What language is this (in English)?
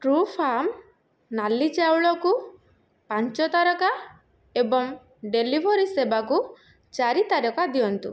Odia